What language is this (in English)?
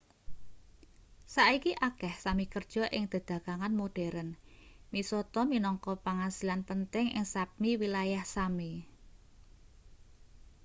Javanese